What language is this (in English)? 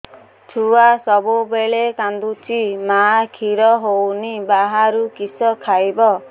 Odia